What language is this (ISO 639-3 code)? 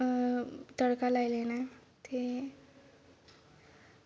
doi